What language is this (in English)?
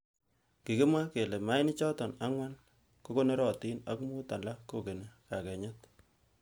Kalenjin